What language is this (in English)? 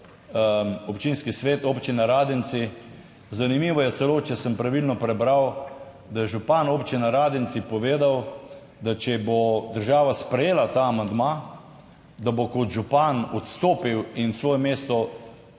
Slovenian